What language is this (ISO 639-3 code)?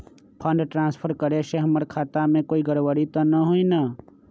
mag